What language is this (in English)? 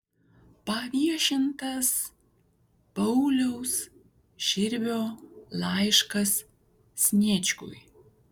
Lithuanian